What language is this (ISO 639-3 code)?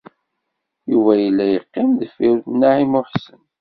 kab